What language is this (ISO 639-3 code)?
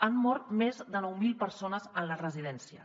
cat